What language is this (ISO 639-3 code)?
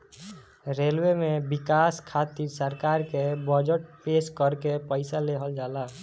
bho